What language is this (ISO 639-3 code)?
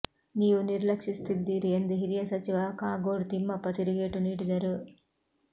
kan